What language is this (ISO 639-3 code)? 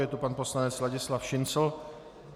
ces